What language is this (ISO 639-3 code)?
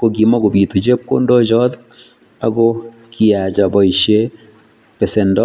kln